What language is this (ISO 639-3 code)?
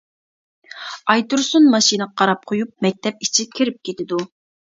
uig